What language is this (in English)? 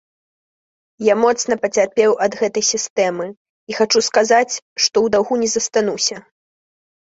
Belarusian